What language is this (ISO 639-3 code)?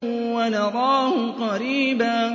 ara